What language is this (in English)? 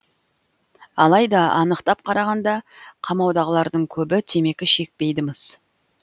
Kazakh